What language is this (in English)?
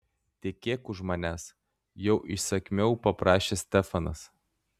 Lithuanian